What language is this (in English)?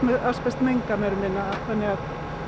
Icelandic